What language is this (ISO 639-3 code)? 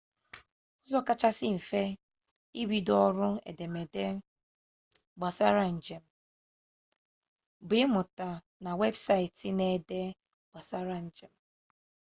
ibo